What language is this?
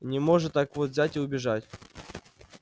Russian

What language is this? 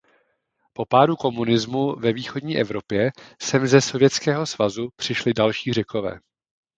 Czech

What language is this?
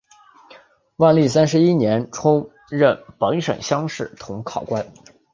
Chinese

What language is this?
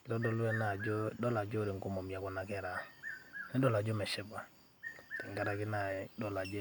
Masai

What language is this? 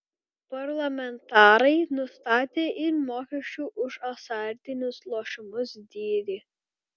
Lithuanian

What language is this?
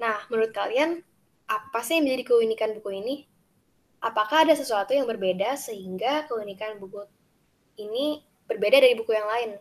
Indonesian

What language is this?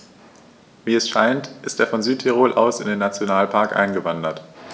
German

